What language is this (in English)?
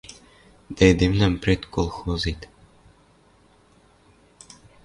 Western Mari